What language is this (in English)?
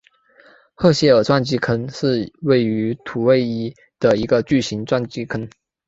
Chinese